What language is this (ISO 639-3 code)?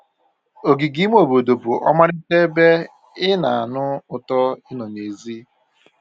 ibo